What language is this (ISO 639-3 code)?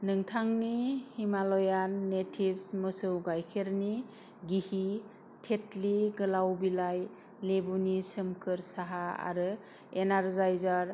brx